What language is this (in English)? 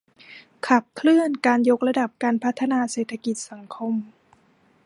Thai